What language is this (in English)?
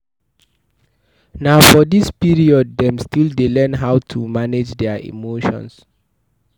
Nigerian Pidgin